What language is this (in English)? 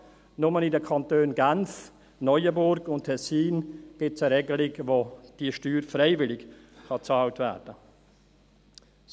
Swiss German